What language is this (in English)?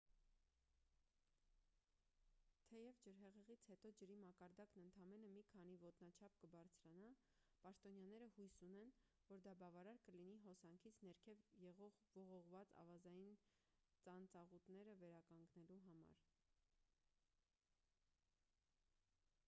Armenian